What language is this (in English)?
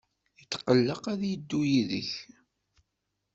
Kabyle